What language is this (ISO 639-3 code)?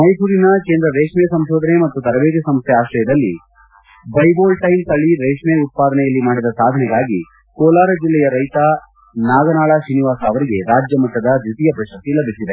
kan